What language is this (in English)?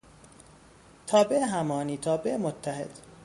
Persian